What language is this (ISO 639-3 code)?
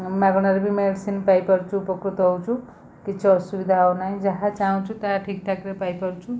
ori